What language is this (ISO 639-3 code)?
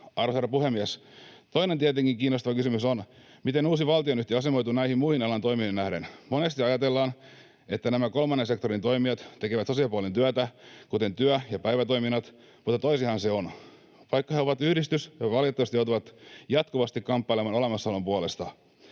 fin